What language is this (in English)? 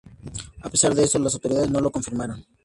Spanish